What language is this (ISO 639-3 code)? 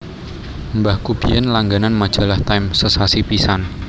jav